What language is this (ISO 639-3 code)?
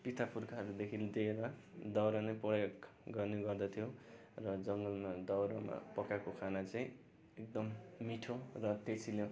nep